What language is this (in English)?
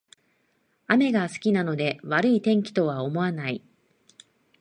Japanese